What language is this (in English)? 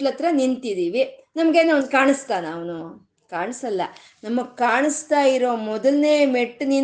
Kannada